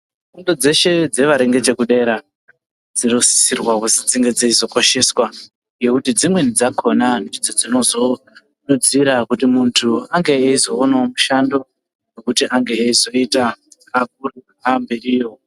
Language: Ndau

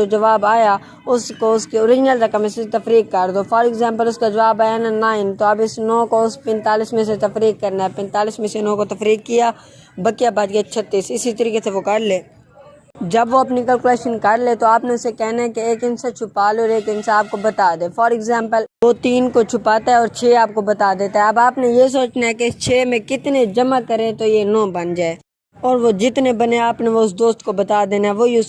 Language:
Urdu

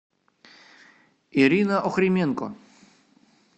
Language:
Russian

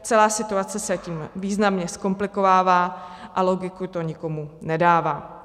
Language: Czech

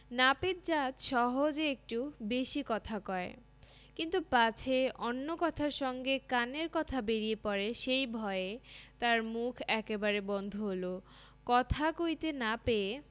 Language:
Bangla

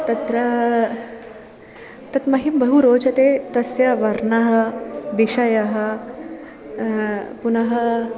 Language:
Sanskrit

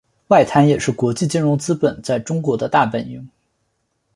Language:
Chinese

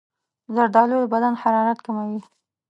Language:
Pashto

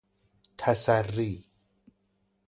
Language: Persian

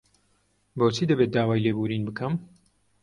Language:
Central Kurdish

